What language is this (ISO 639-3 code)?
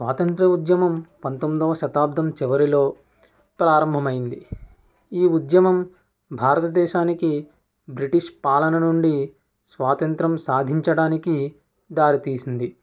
tel